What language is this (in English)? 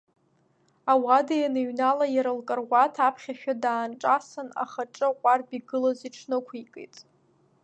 Abkhazian